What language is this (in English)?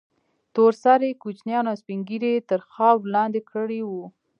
Pashto